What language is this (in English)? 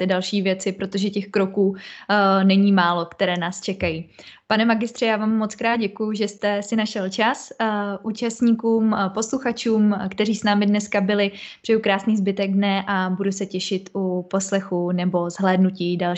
Czech